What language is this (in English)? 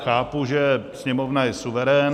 Czech